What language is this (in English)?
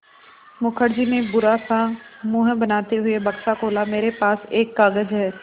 Hindi